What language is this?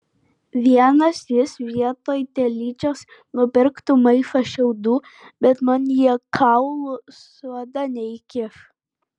Lithuanian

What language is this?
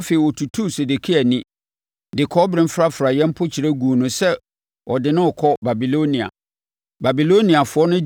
Akan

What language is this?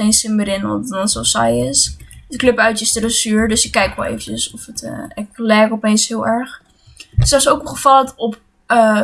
Dutch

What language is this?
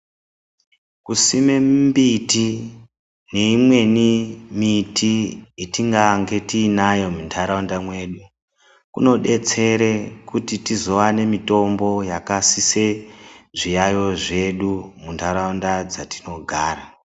Ndau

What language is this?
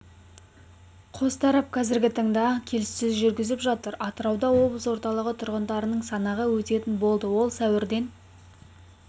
Kazakh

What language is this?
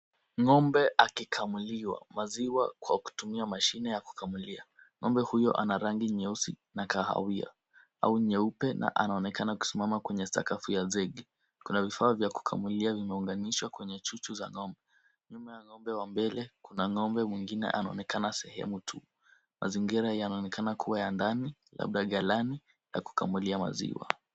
Swahili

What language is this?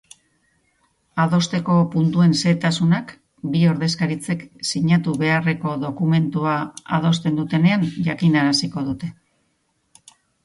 Basque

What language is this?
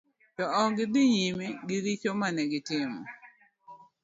Luo (Kenya and Tanzania)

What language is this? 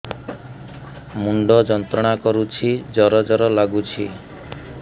Odia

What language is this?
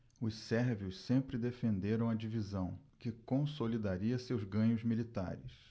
Portuguese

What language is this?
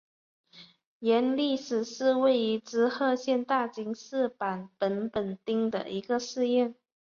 Chinese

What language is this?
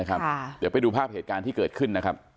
Thai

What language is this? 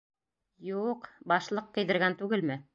Bashkir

